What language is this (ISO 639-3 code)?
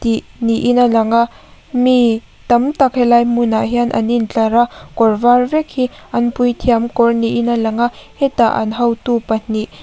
lus